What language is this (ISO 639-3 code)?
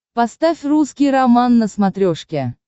rus